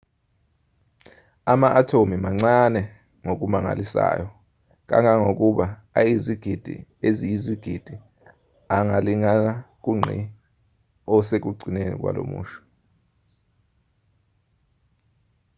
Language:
Zulu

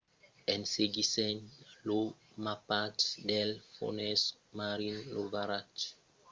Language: Occitan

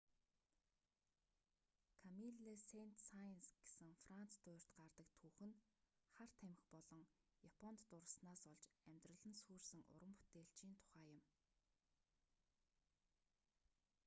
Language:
Mongolian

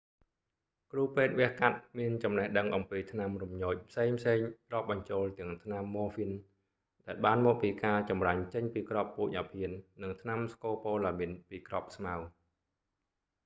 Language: Khmer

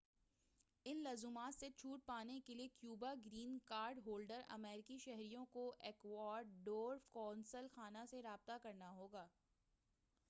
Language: Urdu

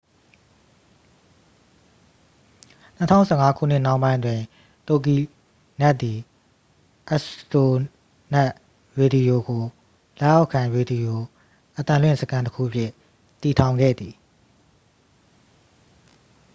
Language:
Burmese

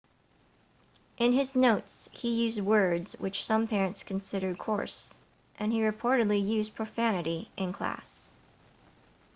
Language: English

